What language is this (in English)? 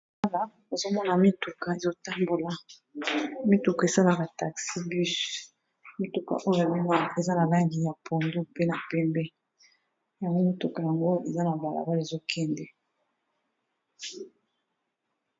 Lingala